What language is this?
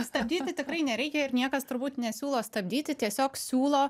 Lithuanian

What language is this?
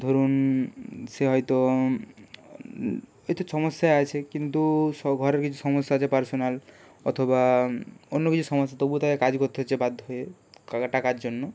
Bangla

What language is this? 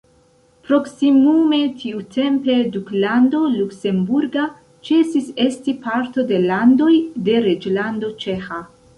Esperanto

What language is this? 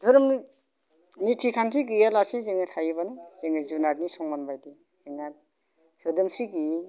Bodo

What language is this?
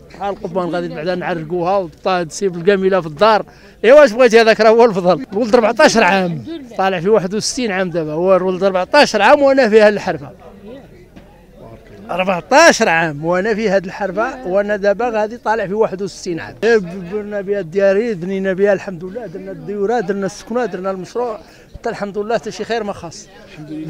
Arabic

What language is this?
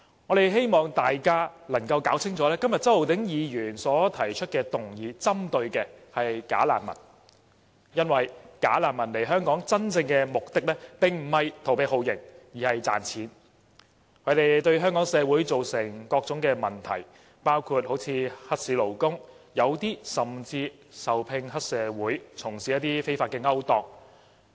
Cantonese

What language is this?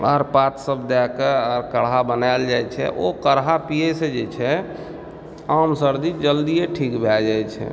Maithili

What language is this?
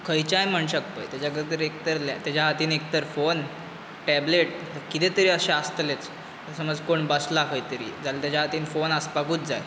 Konkani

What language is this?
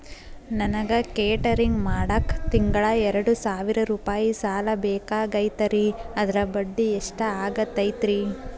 Kannada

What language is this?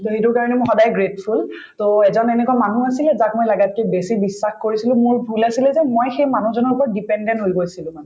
Assamese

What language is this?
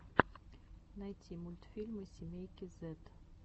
Russian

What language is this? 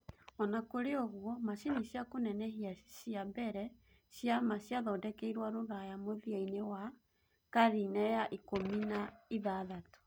Kikuyu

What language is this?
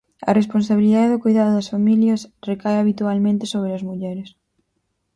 Galician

